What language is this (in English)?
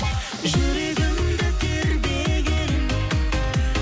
Kazakh